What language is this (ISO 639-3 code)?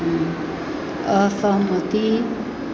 mai